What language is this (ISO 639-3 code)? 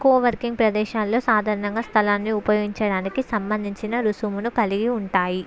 tel